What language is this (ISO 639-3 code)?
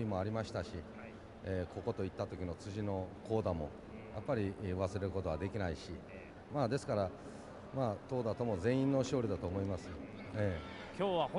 jpn